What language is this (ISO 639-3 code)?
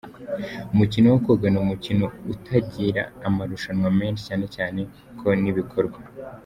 kin